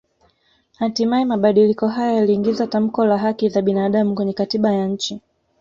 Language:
Swahili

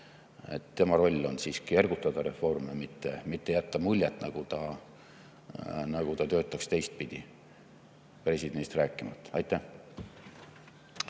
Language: Estonian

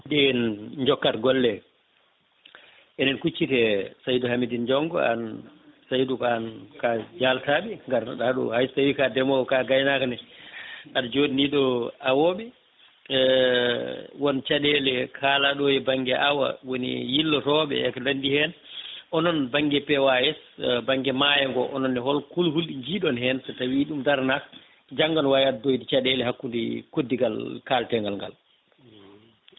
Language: Fula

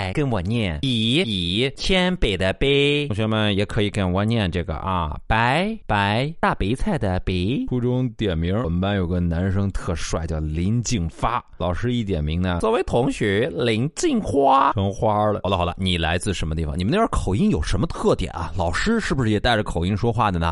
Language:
Chinese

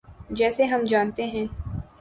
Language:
Urdu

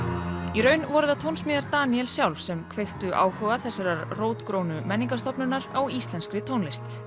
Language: Icelandic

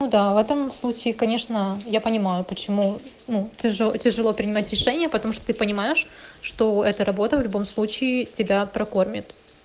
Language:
Russian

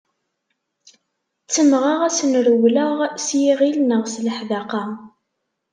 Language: Kabyle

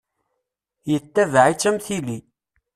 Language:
Kabyle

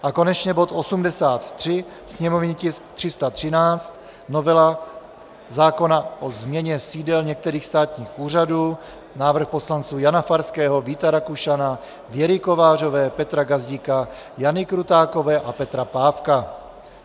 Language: Czech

